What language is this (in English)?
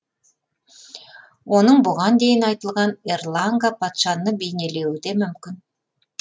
Kazakh